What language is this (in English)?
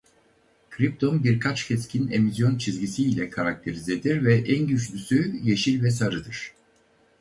Turkish